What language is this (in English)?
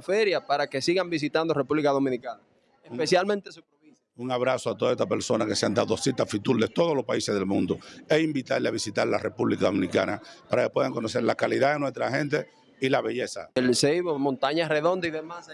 Spanish